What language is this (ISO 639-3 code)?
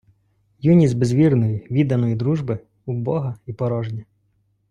ukr